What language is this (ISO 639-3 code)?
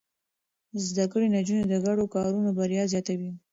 pus